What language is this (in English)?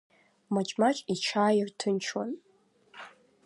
Abkhazian